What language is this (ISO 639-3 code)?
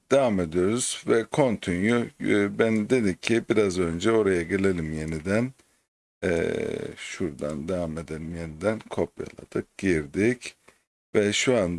tur